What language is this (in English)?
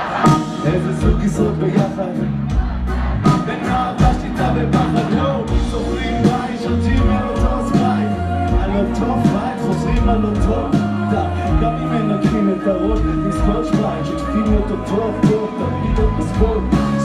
Hebrew